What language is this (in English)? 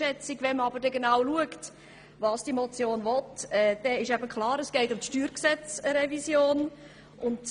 Swiss German